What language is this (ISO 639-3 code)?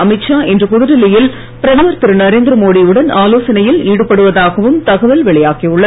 tam